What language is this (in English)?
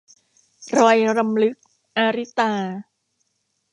Thai